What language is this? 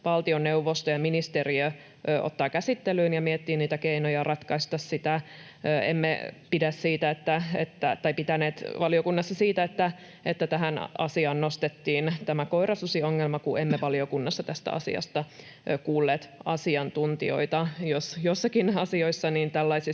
Finnish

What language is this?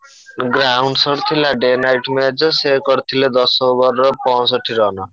Odia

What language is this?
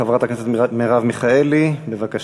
Hebrew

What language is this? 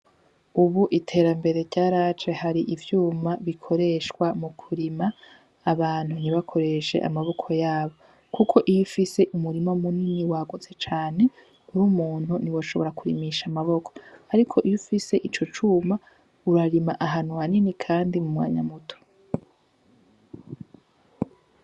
Rundi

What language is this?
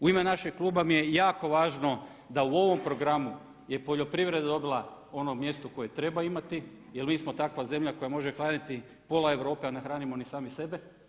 Croatian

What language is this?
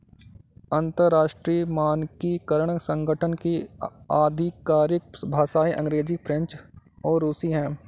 Hindi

